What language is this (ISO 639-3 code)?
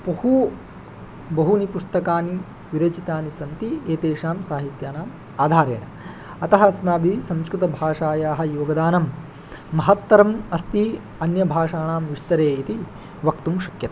san